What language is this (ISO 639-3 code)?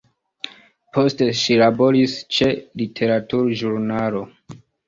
epo